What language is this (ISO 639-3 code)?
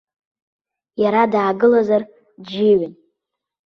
abk